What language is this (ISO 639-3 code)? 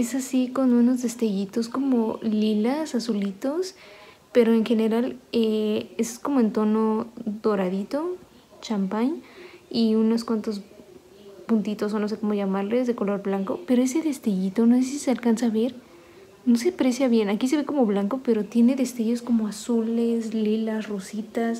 spa